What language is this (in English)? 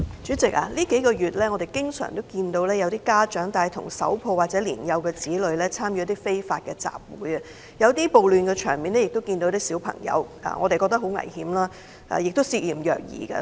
Cantonese